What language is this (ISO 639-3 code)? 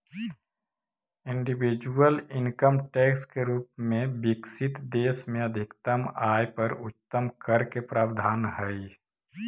mag